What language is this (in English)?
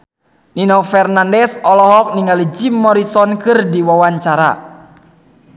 Sundanese